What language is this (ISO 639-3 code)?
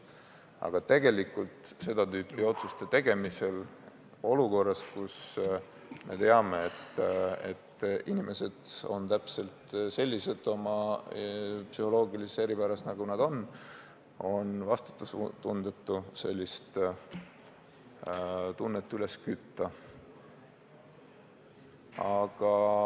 est